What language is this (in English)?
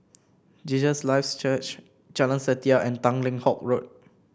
English